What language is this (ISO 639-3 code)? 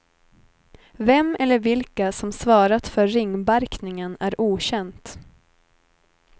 swe